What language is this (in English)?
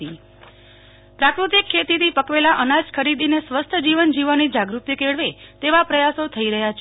Gujarati